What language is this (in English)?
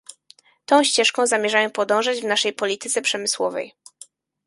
Polish